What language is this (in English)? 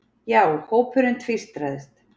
Icelandic